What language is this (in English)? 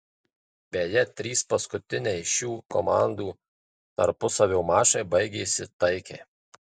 Lithuanian